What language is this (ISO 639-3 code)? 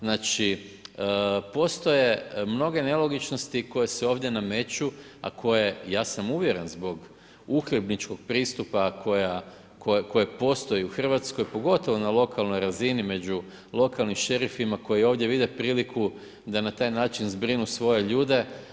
hrv